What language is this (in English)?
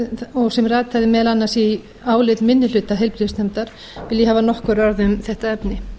Icelandic